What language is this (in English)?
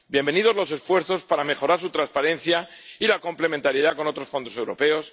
Spanish